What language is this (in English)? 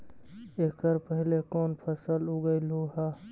Magahi